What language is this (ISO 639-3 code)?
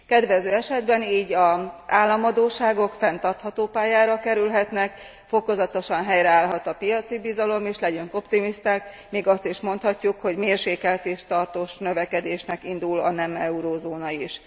hun